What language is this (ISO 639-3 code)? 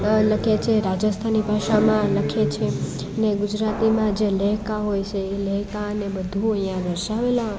guj